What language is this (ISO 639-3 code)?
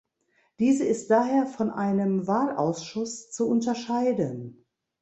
deu